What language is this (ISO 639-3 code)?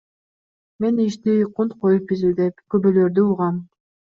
kir